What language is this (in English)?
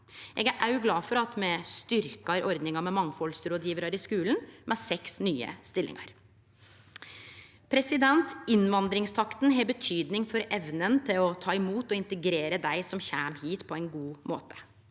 Norwegian